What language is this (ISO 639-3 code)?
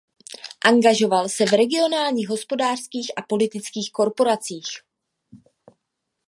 ces